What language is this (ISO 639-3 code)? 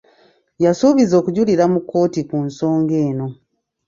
lug